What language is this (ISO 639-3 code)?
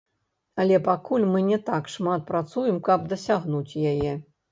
bel